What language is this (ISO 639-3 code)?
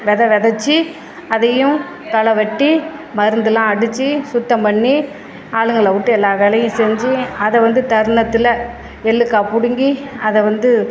tam